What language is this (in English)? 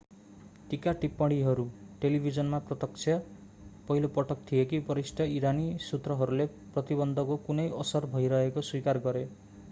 Nepali